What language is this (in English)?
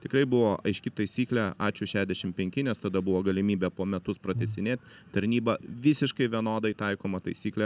Lithuanian